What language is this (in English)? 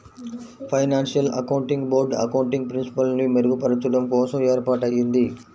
Telugu